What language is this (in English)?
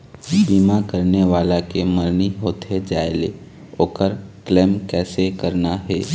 Chhattisgarhi